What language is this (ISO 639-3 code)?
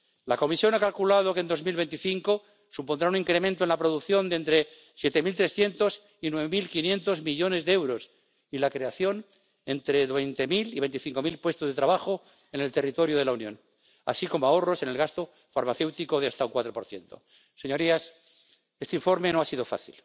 spa